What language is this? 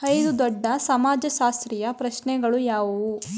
Kannada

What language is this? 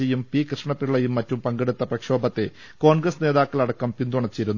Malayalam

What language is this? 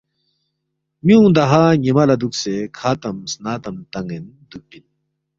Balti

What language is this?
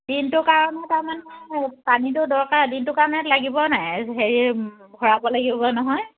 Assamese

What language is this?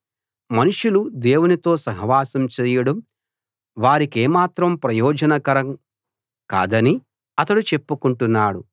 Telugu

